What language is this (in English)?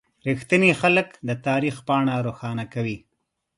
Pashto